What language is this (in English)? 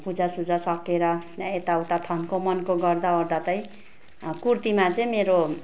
Nepali